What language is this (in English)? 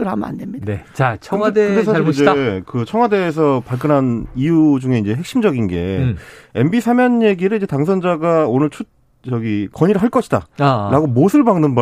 Korean